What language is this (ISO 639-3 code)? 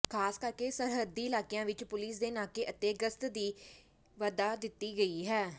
pan